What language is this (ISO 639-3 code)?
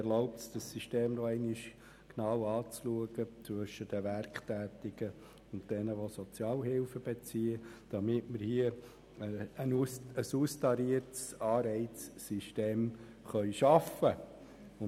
gsw